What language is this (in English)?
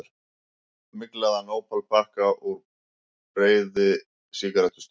Icelandic